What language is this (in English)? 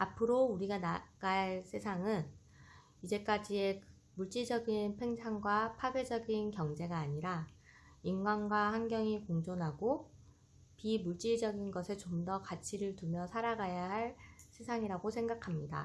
Korean